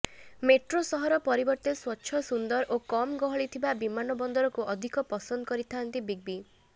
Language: Odia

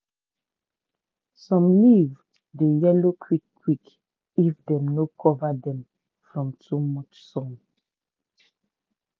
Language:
Nigerian Pidgin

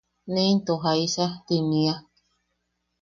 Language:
Yaqui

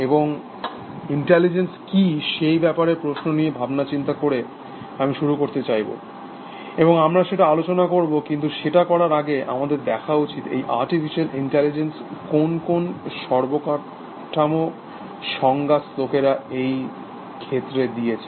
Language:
Bangla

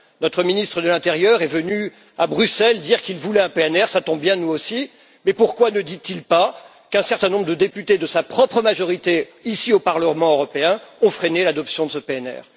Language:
French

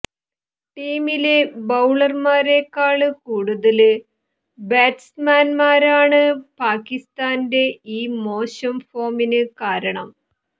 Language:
Malayalam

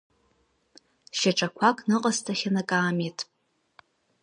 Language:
Abkhazian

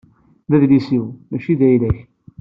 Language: Kabyle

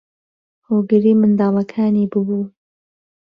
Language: Central Kurdish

